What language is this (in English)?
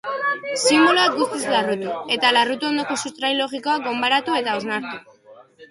Basque